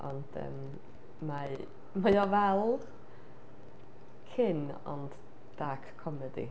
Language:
Welsh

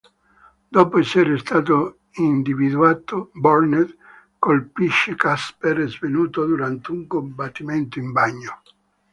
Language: Italian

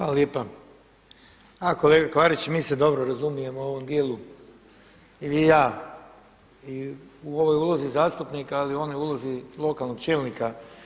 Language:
Croatian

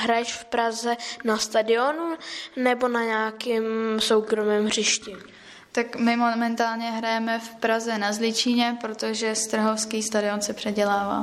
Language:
Czech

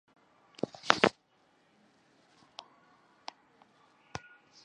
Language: Chinese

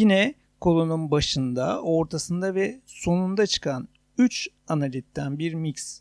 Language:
Turkish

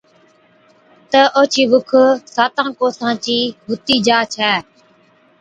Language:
Od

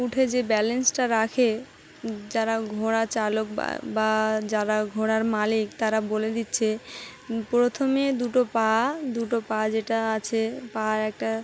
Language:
Bangla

